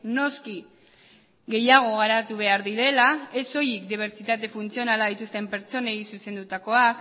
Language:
Basque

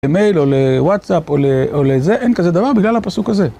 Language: Hebrew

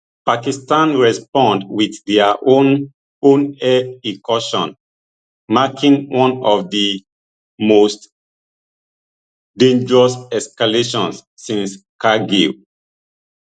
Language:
Nigerian Pidgin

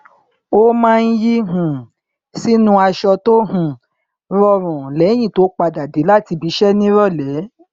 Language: Yoruba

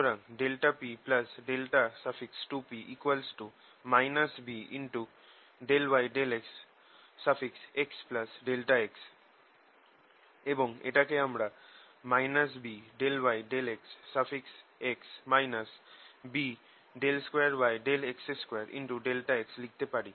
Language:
Bangla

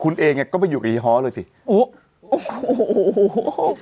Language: Thai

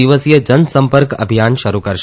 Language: Gujarati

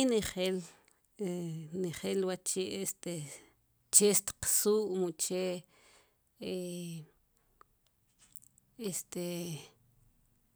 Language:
Sipacapense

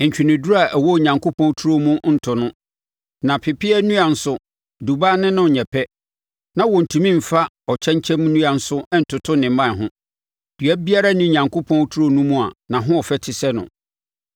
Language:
Akan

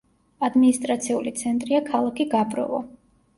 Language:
Georgian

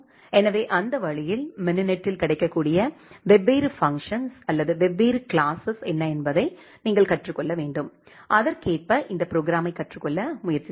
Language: Tamil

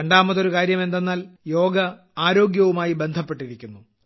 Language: Malayalam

